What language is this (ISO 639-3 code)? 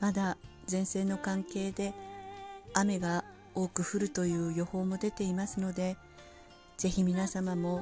jpn